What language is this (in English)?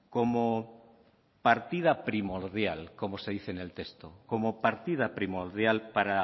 Spanish